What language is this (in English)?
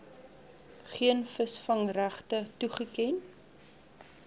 Afrikaans